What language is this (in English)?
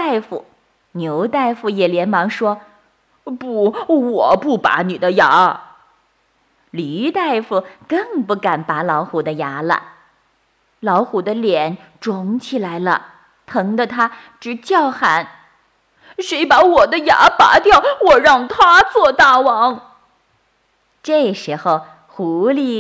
Chinese